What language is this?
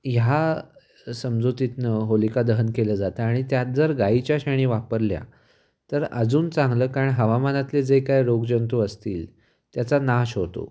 Marathi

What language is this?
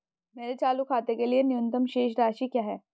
Hindi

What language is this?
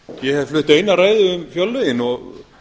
Icelandic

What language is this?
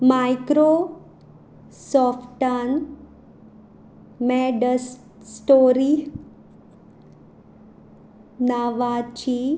Konkani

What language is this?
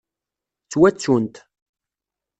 Kabyle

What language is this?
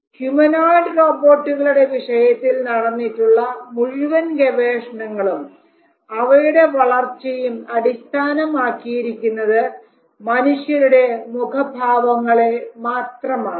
Malayalam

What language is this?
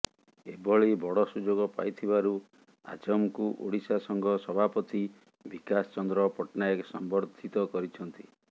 Odia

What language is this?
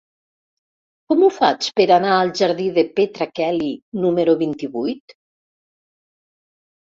Catalan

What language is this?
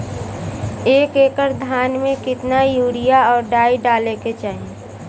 Bhojpuri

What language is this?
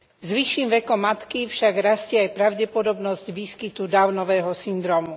Slovak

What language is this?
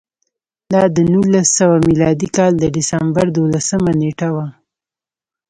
Pashto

